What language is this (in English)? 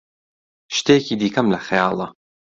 Central Kurdish